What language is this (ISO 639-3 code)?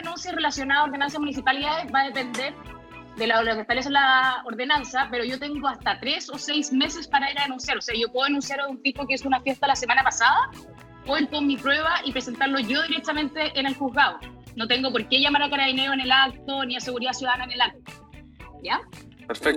spa